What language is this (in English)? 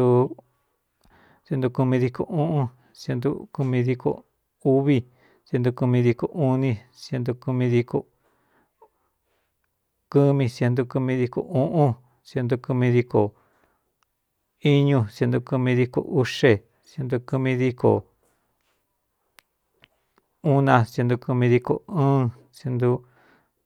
Cuyamecalco Mixtec